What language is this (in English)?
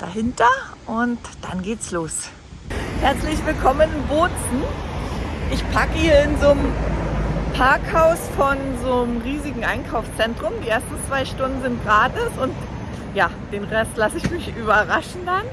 German